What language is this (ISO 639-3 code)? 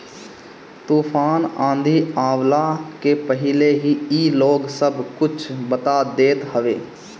bho